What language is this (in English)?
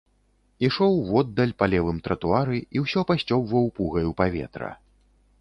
Belarusian